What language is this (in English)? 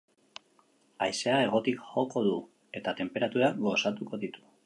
Basque